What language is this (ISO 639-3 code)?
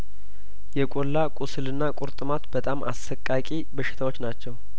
amh